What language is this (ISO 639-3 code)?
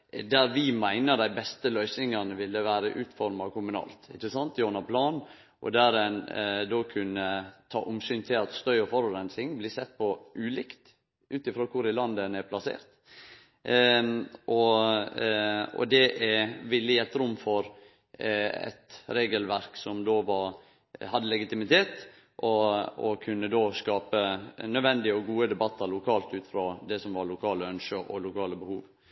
nno